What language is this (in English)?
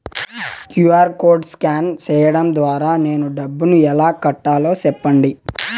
Telugu